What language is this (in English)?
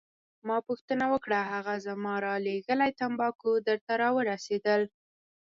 Pashto